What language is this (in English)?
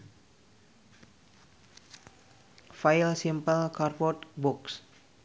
Sundanese